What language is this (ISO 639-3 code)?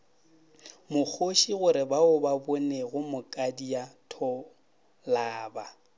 nso